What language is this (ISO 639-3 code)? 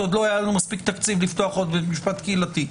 heb